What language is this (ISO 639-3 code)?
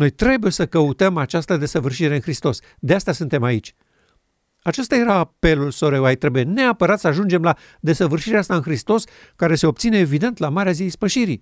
ron